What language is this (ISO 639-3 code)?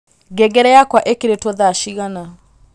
kik